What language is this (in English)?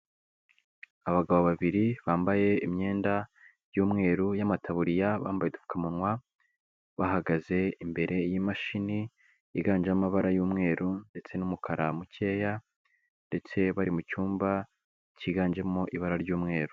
Kinyarwanda